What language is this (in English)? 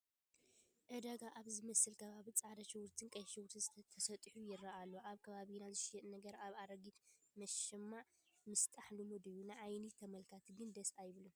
Tigrinya